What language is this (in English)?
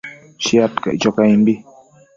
Matsés